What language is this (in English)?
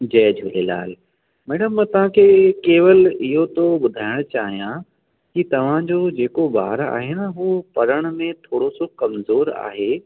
Sindhi